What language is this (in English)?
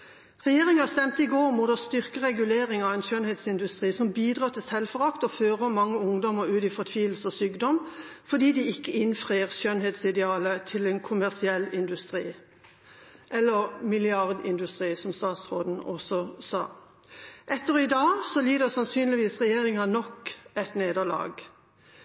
Norwegian Bokmål